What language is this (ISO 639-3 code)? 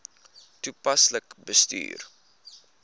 afr